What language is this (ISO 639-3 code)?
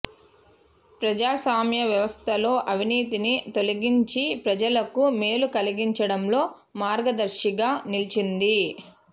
tel